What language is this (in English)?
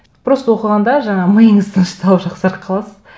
Kazakh